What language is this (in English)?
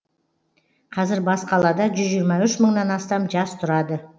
Kazakh